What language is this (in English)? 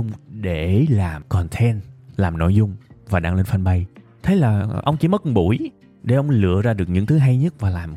Vietnamese